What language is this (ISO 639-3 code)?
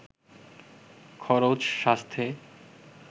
ben